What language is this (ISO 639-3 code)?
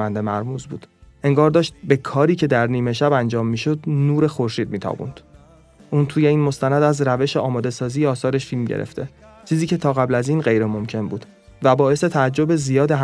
fas